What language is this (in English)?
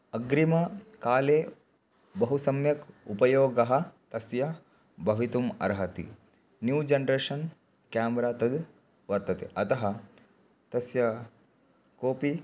Sanskrit